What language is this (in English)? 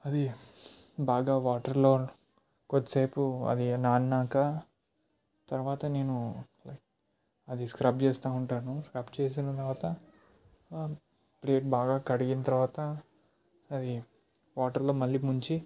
Telugu